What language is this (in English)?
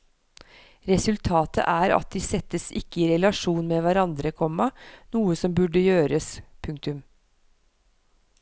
Norwegian